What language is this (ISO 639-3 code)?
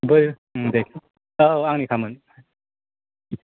brx